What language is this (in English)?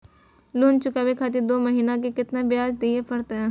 Maithili